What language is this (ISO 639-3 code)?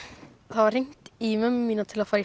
isl